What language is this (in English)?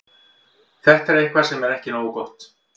Icelandic